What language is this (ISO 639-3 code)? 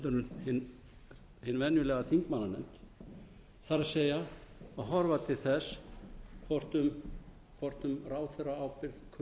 isl